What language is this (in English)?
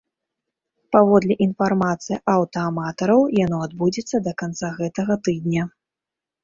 Belarusian